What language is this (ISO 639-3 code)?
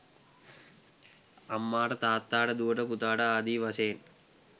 sin